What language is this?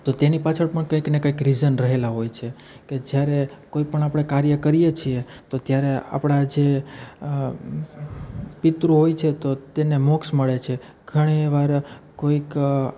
Gujarati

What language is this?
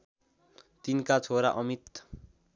Nepali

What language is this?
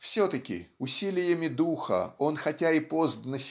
Russian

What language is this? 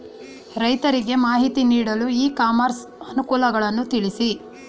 Kannada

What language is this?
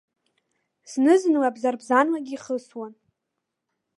Abkhazian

